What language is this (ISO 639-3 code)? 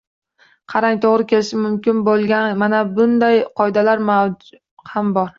uzb